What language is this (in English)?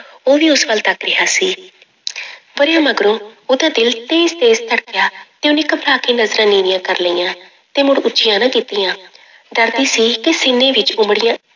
Punjabi